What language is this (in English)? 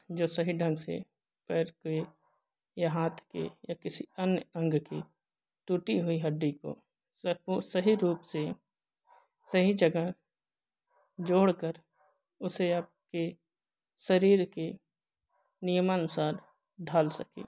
Hindi